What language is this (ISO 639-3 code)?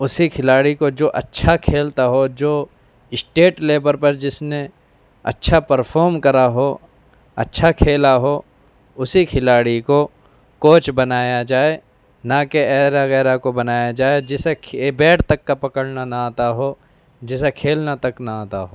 urd